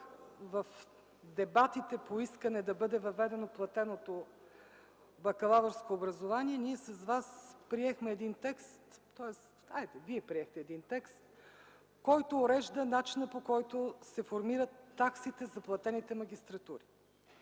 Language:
Bulgarian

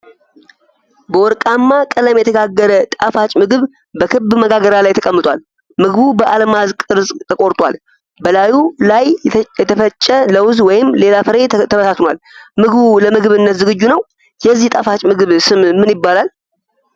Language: Amharic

